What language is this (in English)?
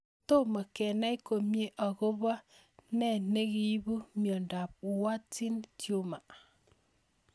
Kalenjin